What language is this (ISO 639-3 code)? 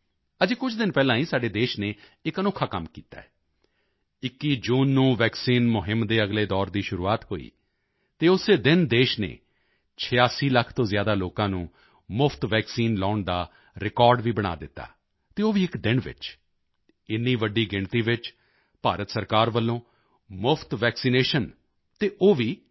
pan